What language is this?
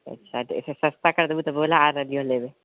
Maithili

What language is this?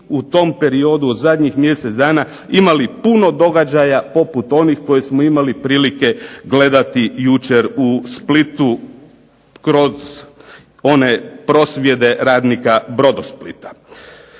Croatian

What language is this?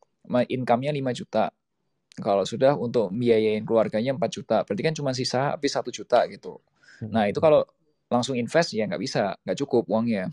Indonesian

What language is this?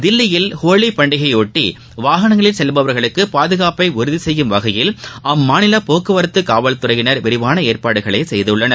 Tamil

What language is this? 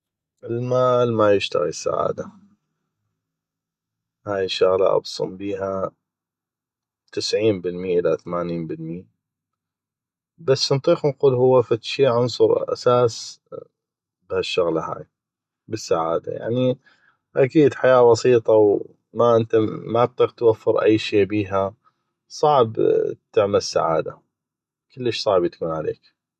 North Mesopotamian Arabic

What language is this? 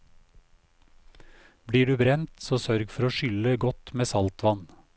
Norwegian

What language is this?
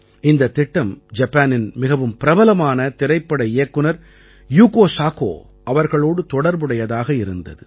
Tamil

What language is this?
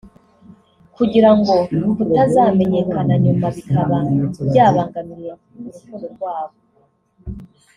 Kinyarwanda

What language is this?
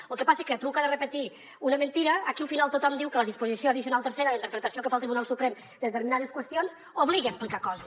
Catalan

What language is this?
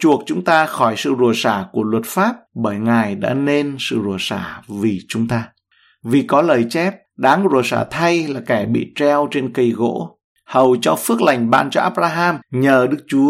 Vietnamese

